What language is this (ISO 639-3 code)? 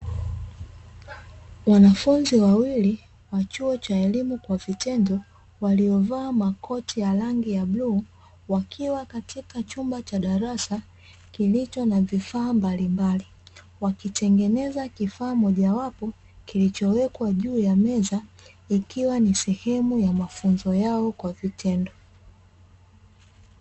swa